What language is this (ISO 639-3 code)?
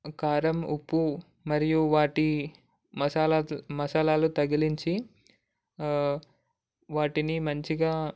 tel